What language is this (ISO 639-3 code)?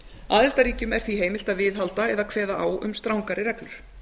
isl